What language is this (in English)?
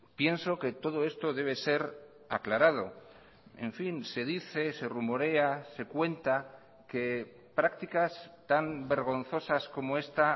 Spanish